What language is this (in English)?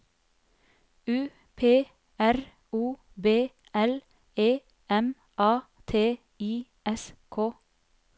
Norwegian